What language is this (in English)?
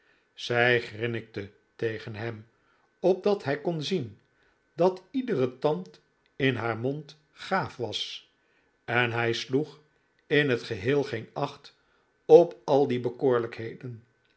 Dutch